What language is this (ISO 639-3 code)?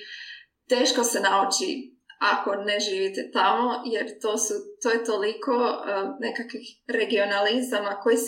hrv